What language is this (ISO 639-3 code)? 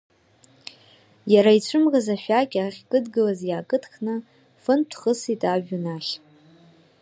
abk